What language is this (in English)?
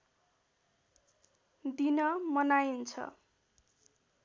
Nepali